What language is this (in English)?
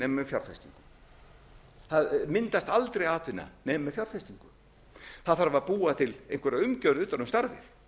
Icelandic